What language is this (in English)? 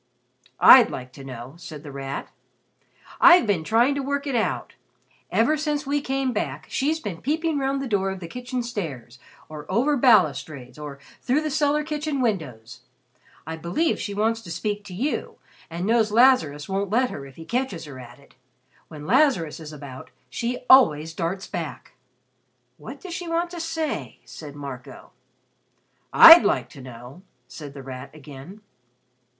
English